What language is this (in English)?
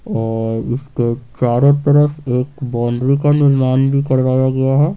Hindi